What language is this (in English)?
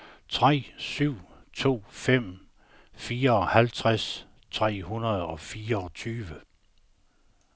Danish